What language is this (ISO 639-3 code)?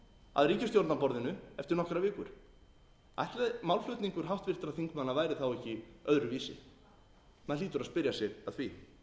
isl